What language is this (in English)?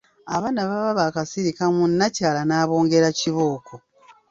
Ganda